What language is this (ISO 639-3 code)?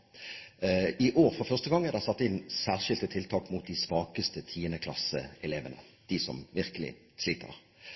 nob